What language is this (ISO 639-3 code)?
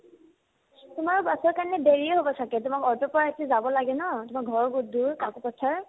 asm